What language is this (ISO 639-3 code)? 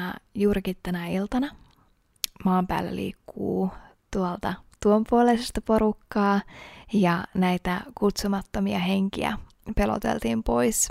fin